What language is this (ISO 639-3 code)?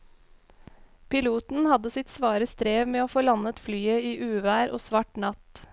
nor